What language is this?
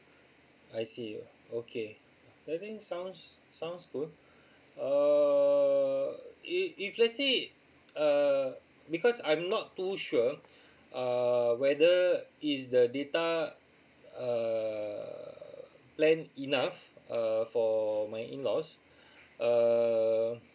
English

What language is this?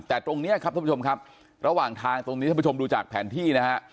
Thai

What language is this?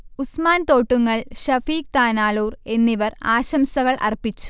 Malayalam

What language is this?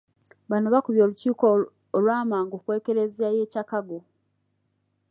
Ganda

